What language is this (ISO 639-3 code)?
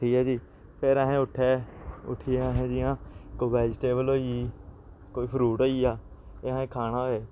doi